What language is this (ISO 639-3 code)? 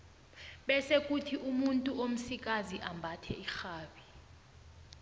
nbl